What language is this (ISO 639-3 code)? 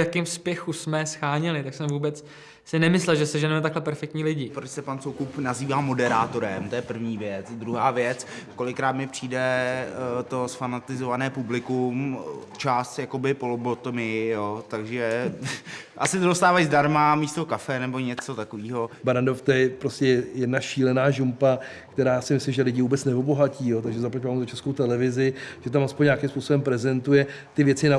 ces